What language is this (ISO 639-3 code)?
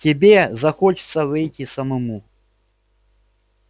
rus